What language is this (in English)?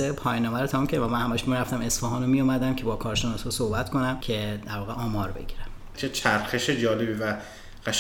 Persian